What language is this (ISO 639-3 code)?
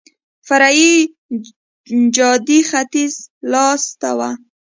pus